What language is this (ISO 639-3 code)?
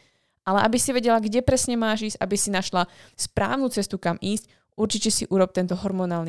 slk